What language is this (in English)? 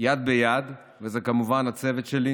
Hebrew